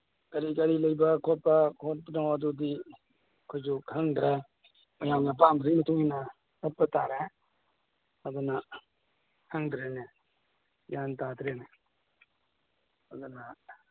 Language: Manipuri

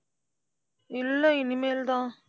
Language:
Tamil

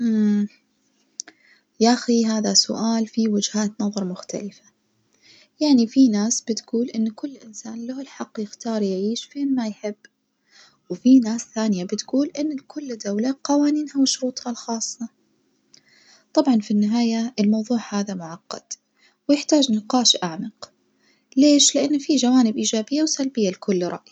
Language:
Najdi Arabic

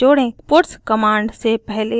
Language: Hindi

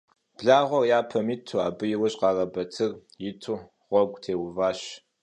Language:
Kabardian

